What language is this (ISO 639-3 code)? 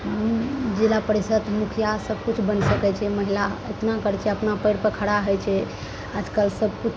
mai